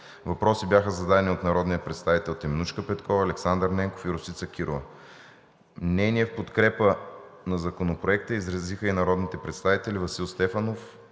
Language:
Bulgarian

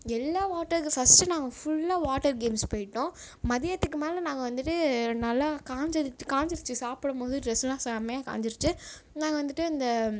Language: Tamil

